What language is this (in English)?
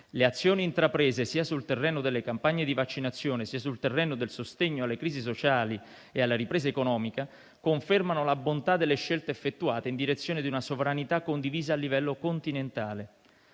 Italian